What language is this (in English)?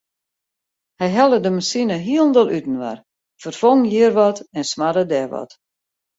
Western Frisian